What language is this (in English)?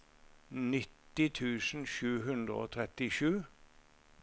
Norwegian